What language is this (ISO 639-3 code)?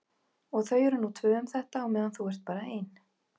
isl